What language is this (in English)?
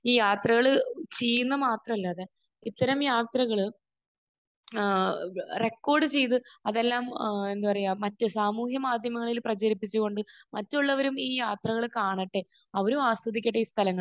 Malayalam